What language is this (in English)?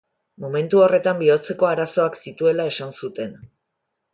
Basque